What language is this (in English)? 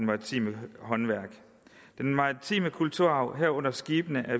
Danish